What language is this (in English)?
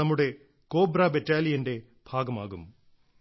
Malayalam